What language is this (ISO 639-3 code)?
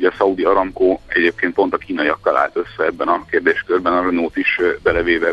hun